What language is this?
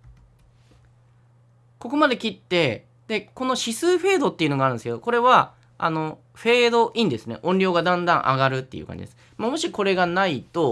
Japanese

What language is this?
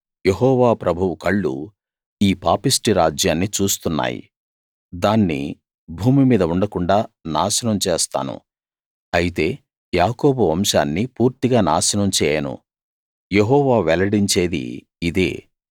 Telugu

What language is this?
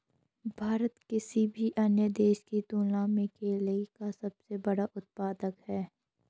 Hindi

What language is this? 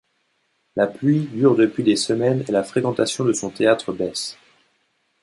French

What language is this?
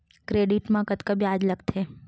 Chhattisgarhi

